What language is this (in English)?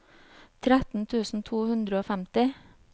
Norwegian